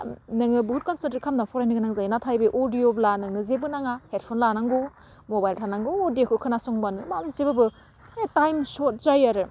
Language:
Bodo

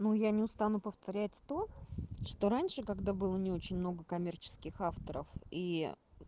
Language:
Russian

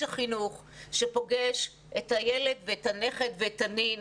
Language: Hebrew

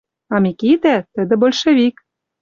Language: Western Mari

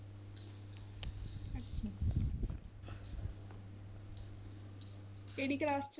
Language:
Punjabi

